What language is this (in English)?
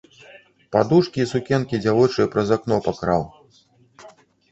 Belarusian